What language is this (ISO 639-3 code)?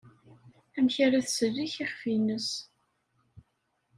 kab